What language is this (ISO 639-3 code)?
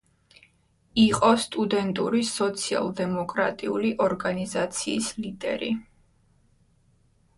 kat